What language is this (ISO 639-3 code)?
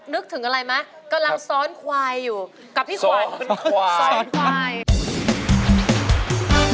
tha